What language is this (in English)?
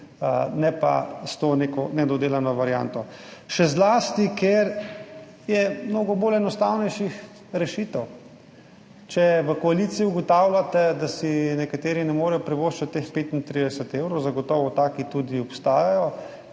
Slovenian